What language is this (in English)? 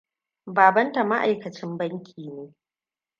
Hausa